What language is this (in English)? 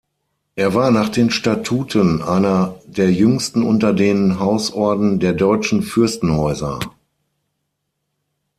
German